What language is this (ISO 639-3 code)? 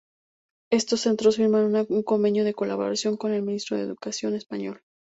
spa